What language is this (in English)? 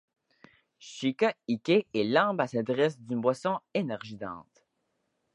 French